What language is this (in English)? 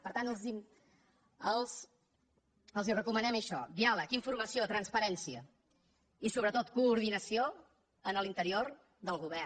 Catalan